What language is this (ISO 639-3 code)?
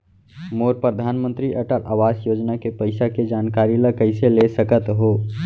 hne